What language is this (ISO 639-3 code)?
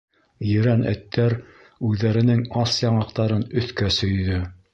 bak